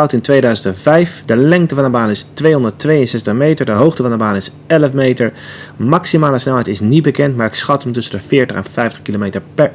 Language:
Dutch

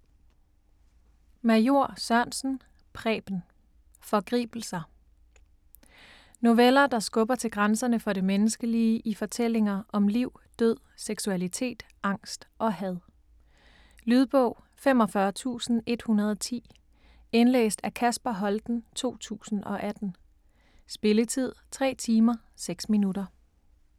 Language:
Danish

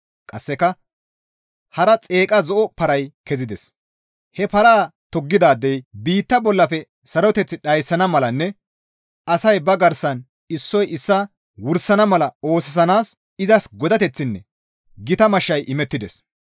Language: Gamo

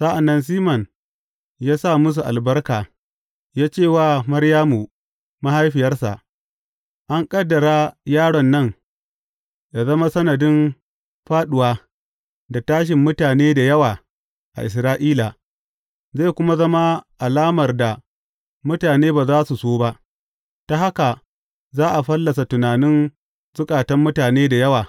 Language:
Hausa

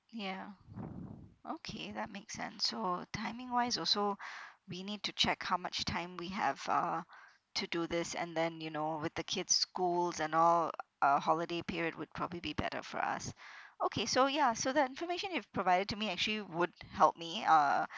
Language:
English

